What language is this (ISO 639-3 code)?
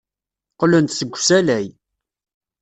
kab